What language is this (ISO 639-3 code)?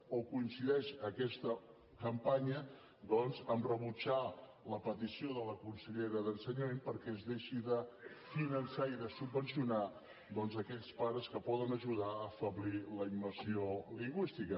cat